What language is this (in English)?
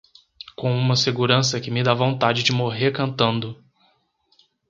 Portuguese